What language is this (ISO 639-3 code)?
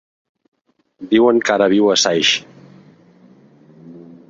cat